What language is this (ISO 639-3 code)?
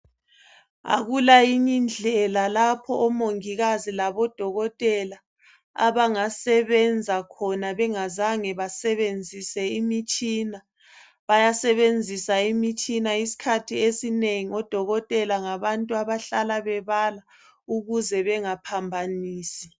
nde